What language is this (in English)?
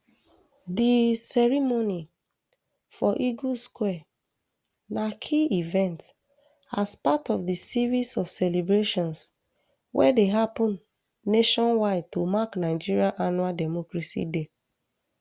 Nigerian Pidgin